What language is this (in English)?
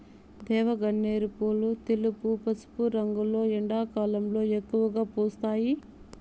Telugu